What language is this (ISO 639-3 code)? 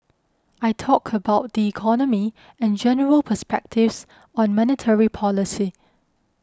eng